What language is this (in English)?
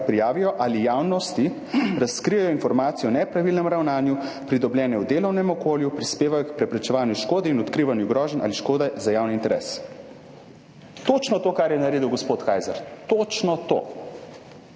Slovenian